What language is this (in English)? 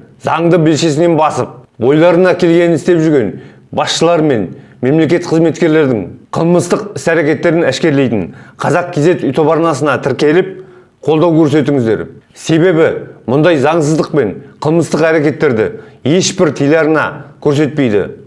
Turkish